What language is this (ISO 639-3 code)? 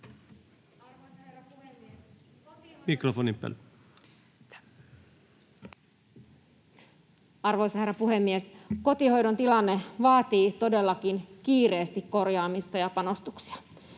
fin